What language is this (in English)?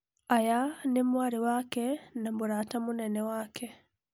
Kikuyu